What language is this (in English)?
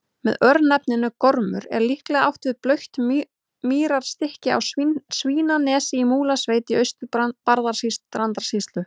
Icelandic